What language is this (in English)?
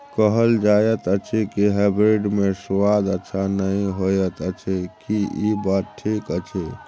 Maithili